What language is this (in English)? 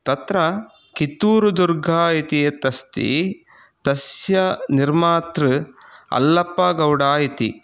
Sanskrit